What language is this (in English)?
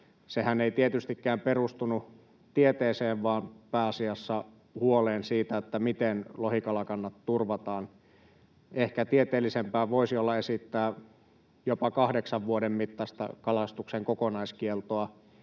Finnish